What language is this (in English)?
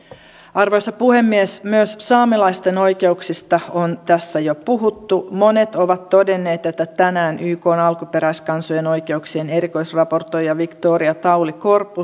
Finnish